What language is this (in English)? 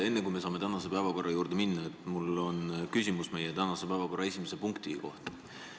Estonian